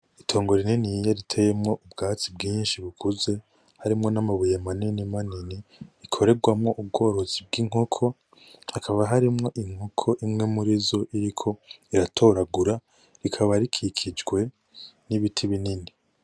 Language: Rundi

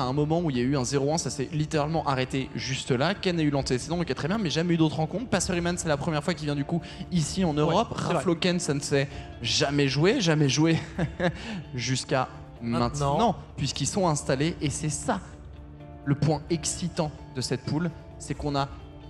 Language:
French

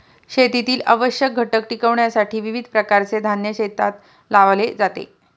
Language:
Marathi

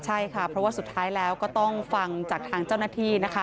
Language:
Thai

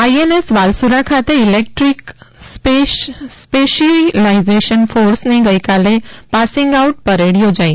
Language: Gujarati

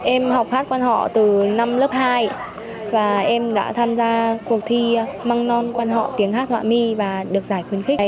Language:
Vietnamese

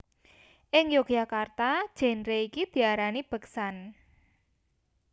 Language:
Javanese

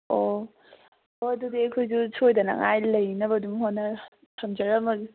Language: Manipuri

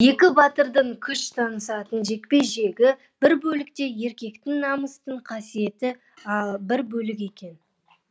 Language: Kazakh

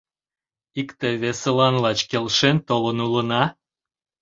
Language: Mari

